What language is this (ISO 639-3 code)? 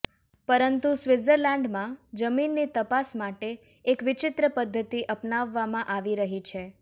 guj